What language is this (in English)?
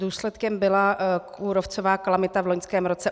Czech